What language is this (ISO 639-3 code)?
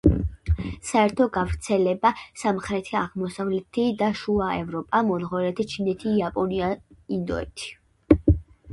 kat